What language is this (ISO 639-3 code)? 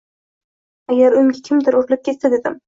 uzb